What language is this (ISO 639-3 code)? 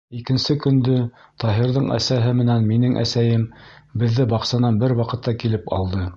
bak